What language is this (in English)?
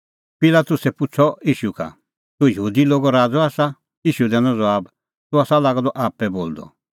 Kullu Pahari